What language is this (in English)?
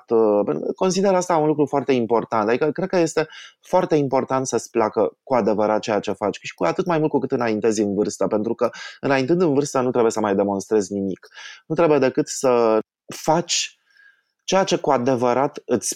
Romanian